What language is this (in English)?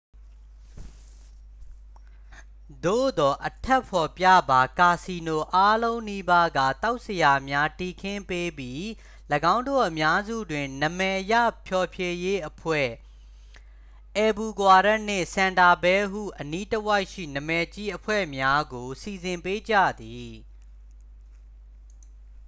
Burmese